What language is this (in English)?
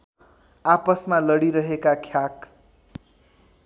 Nepali